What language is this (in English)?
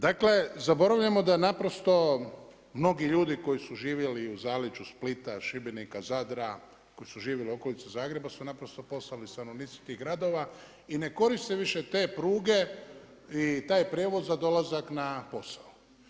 Croatian